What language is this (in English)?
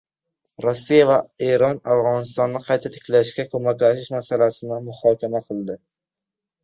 Uzbek